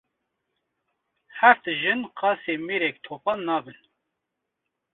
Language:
Kurdish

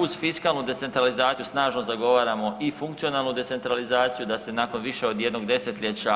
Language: Croatian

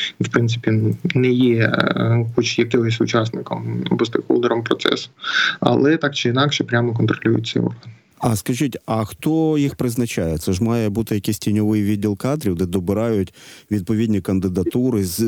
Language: Ukrainian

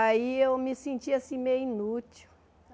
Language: Portuguese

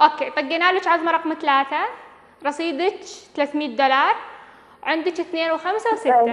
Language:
Arabic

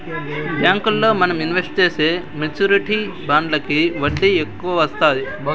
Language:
Telugu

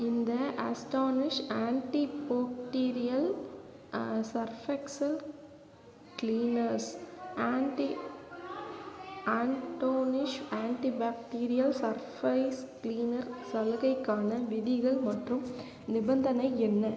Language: Tamil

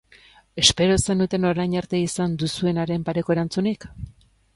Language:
Basque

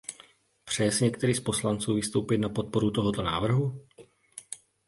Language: Czech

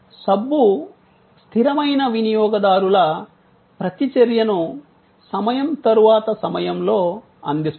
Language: Telugu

